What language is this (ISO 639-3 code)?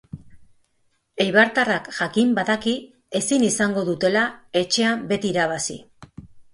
eus